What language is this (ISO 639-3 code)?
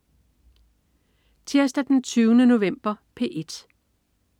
dan